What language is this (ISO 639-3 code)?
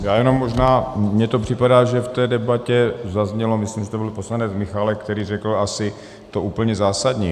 ces